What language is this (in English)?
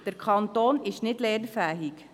Swiss German